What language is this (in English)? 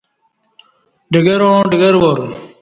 Kati